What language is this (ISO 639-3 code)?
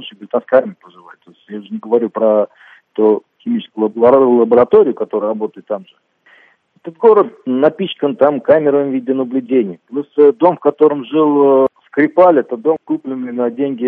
rus